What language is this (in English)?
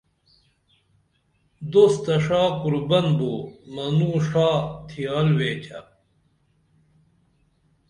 Dameli